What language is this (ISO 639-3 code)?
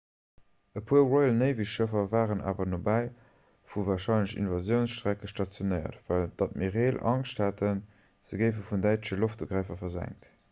ltz